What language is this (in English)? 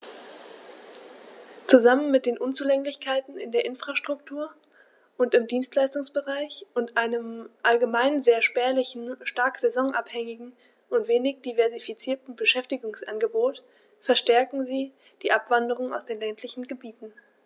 German